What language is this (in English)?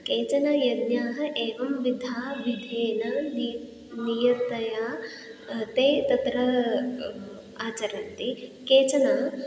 Sanskrit